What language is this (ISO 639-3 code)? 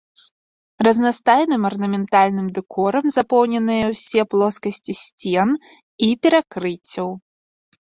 bel